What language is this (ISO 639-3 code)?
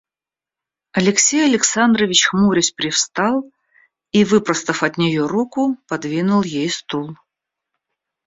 rus